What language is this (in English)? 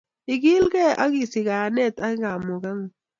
Kalenjin